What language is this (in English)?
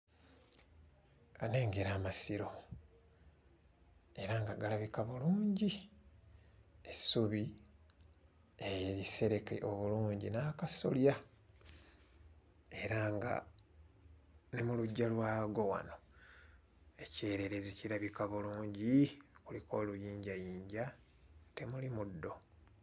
Ganda